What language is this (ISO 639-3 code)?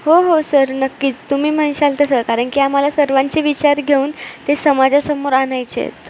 mar